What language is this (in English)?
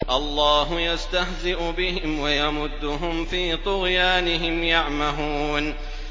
Arabic